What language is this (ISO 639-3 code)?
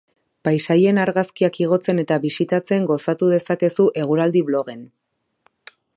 eus